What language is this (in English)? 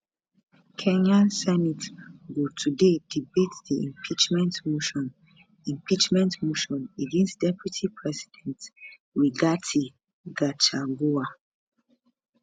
Nigerian Pidgin